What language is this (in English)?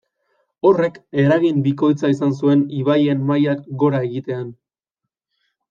Basque